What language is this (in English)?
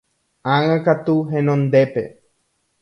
Guarani